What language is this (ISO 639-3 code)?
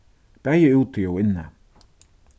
fao